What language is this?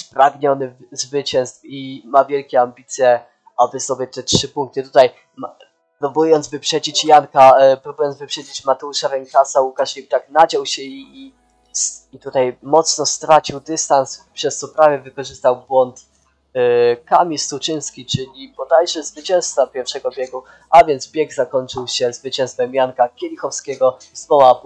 Polish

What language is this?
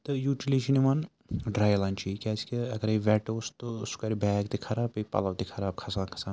Kashmiri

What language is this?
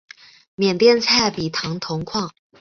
Chinese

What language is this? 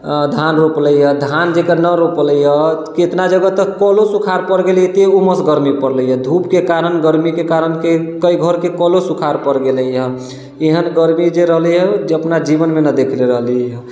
Maithili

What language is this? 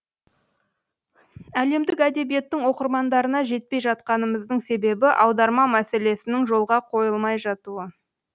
Kazakh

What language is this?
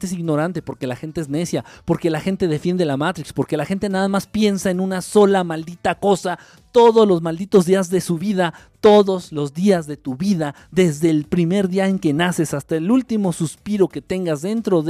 Spanish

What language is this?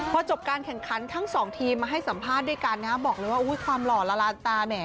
Thai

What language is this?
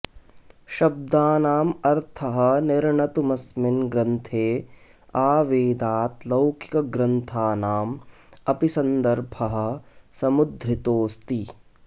Sanskrit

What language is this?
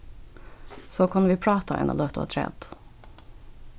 Faroese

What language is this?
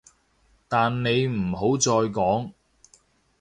Cantonese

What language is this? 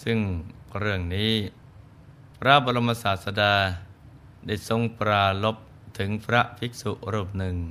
Thai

